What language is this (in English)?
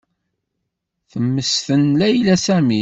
Kabyle